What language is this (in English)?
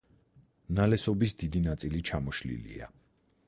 Georgian